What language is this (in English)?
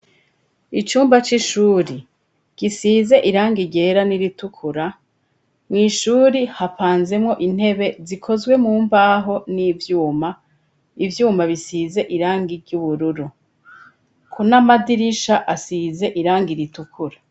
Rundi